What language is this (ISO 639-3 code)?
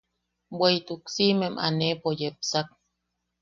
yaq